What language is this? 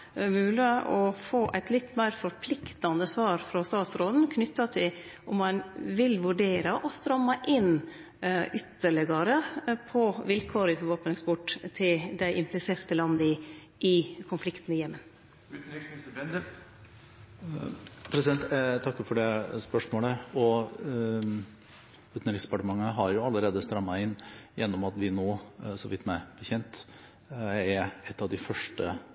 Norwegian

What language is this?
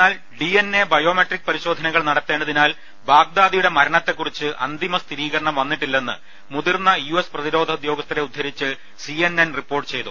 Malayalam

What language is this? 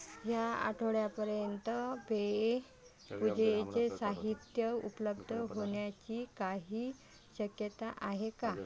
Marathi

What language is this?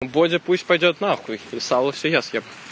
Russian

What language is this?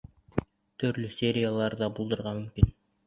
Bashkir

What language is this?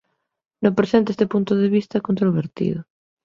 Galician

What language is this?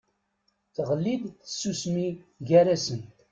Kabyle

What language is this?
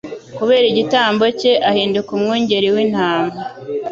Kinyarwanda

